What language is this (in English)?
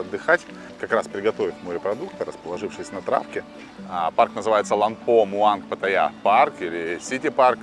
Russian